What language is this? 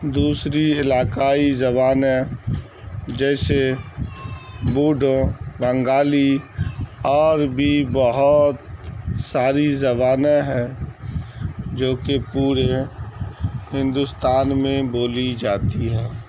Urdu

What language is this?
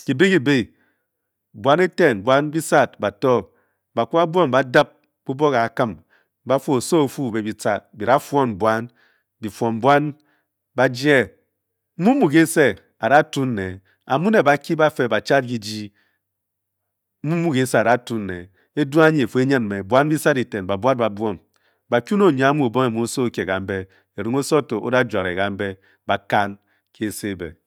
Bokyi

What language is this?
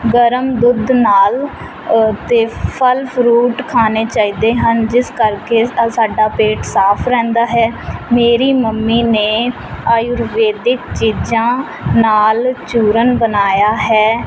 Punjabi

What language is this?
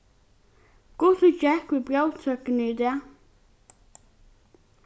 Faroese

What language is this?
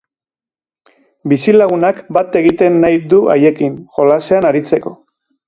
Basque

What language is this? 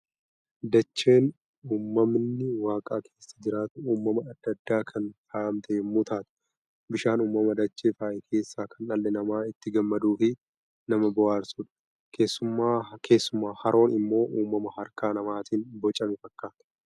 Oromo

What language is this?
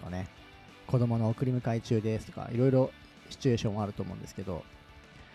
Japanese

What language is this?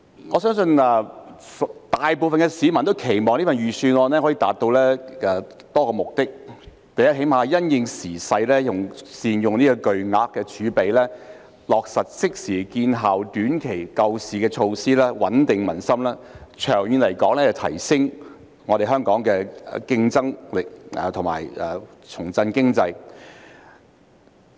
Cantonese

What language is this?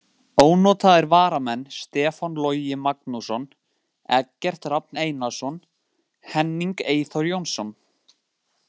Icelandic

